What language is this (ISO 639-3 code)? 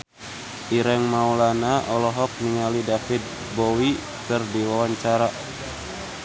sun